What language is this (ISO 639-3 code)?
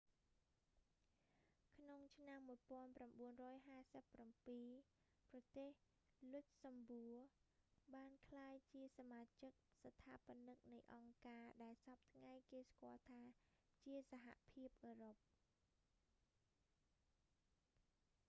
khm